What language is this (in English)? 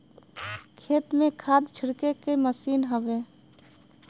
Bhojpuri